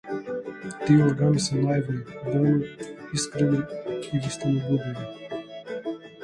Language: Macedonian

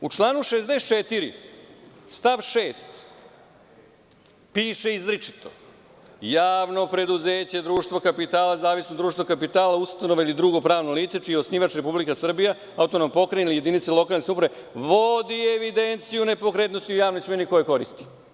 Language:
Serbian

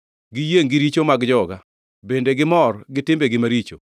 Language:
Luo (Kenya and Tanzania)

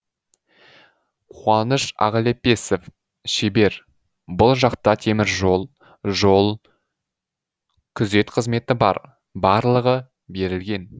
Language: Kazakh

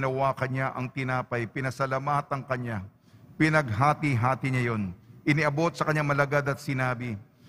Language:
Filipino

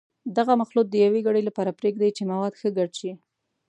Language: Pashto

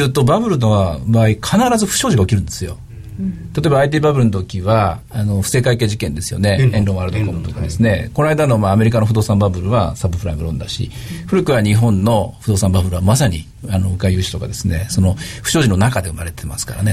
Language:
Japanese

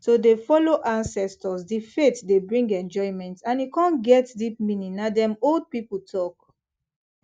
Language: Nigerian Pidgin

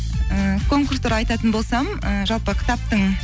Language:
Kazakh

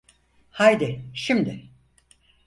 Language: Turkish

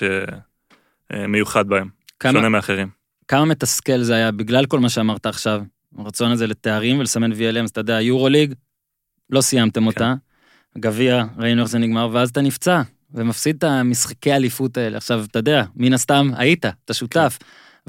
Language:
Hebrew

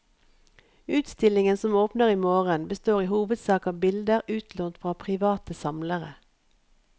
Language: Norwegian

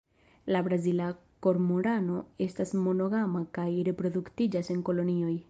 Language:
Esperanto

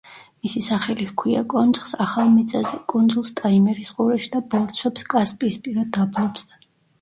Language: Georgian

